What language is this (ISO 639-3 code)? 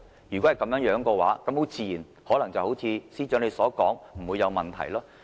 yue